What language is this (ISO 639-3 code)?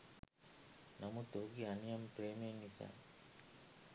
sin